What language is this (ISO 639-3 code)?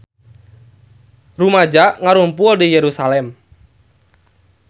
sun